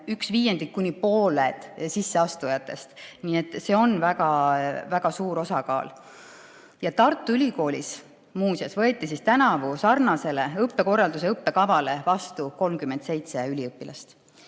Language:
Estonian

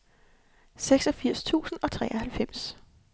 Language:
Danish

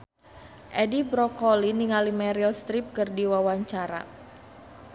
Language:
Sundanese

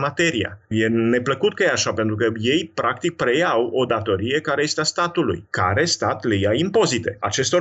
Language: Romanian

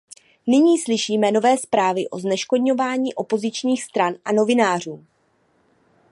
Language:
Czech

